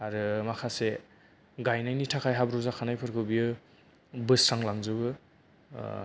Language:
Bodo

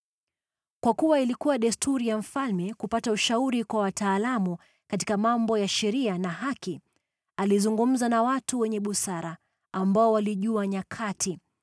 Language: Swahili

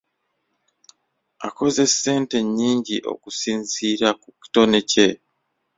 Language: Ganda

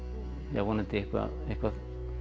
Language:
Icelandic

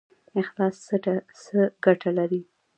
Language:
Pashto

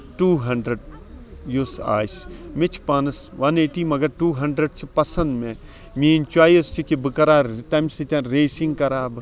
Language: Kashmiri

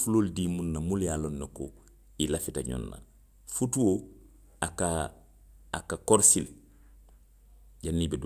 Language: Western Maninkakan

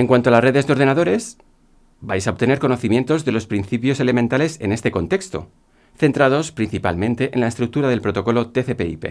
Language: Spanish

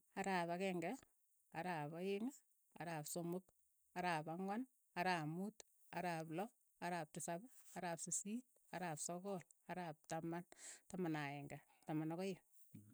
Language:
Keiyo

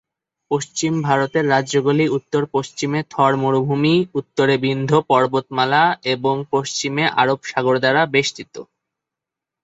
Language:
Bangla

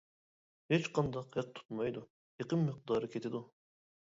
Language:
Uyghur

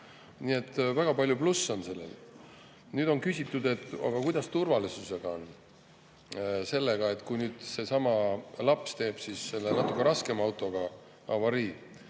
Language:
Estonian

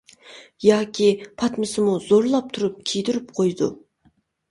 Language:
Uyghur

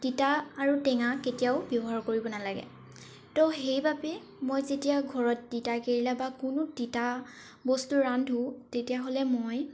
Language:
Assamese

